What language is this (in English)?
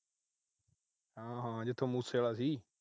Punjabi